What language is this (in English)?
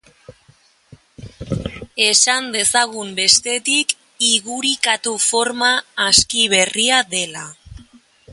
Basque